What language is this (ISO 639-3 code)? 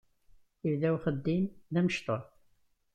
kab